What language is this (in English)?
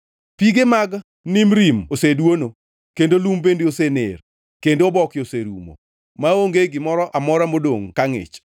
Luo (Kenya and Tanzania)